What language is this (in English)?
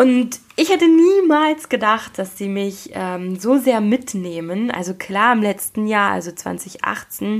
German